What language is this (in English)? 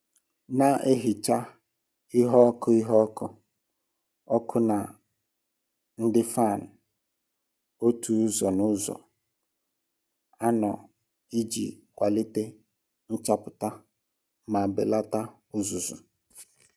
Igbo